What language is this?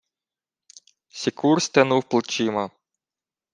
Ukrainian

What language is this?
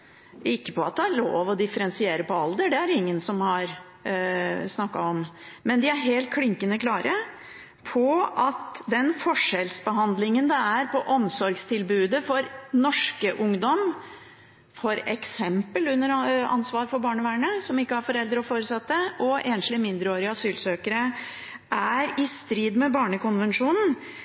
Norwegian Bokmål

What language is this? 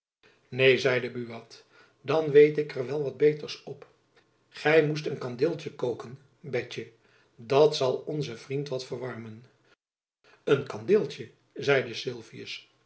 Dutch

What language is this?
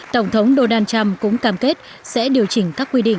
Vietnamese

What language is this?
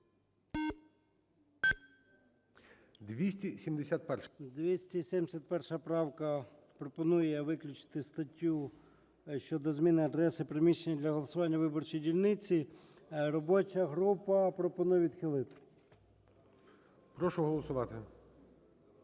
Ukrainian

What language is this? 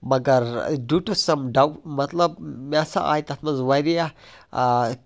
Kashmiri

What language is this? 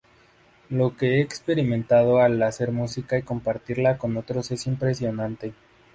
Spanish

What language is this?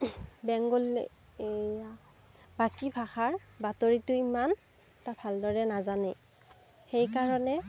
Assamese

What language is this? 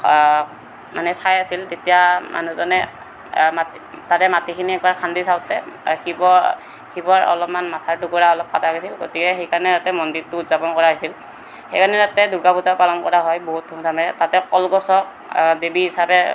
Assamese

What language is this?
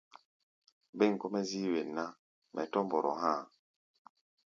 Gbaya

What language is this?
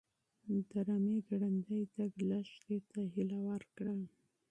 Pashto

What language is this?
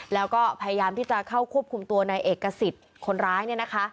Thai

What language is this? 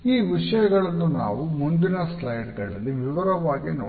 Kannada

